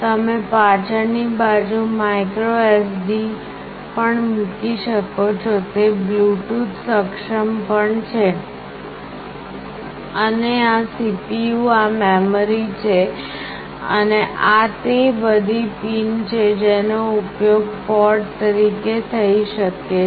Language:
Gujarati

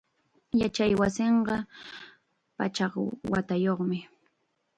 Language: Chiquián Ancash Quechua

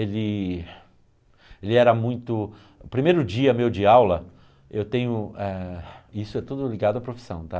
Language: Portuguese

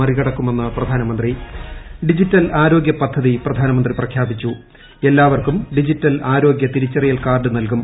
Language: Malayalam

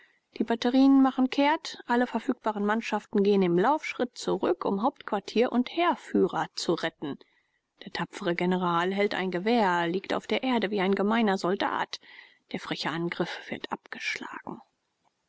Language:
German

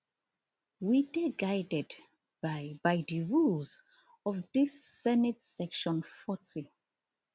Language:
Nigerian Pidgin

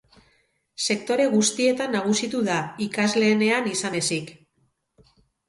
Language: Basque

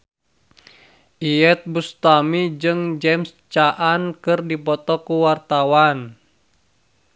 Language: Sundanese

